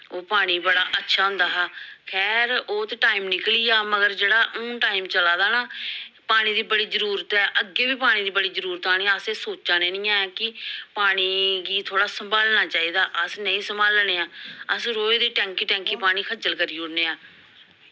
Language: Dogri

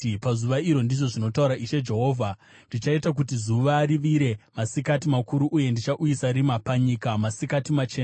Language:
Shona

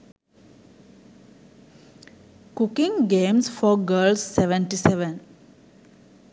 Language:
Sinhala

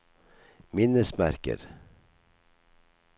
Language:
Norwegian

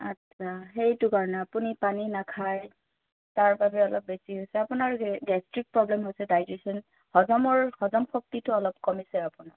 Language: Assamese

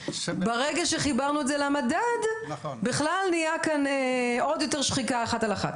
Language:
Hebrew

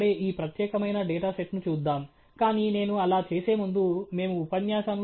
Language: Telugu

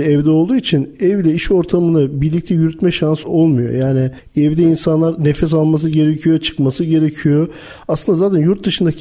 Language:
Turkish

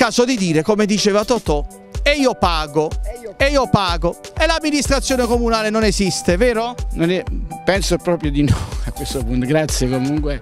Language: Italian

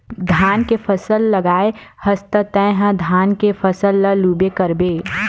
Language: Chhattisgarhi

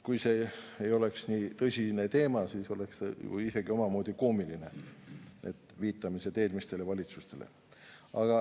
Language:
Estonian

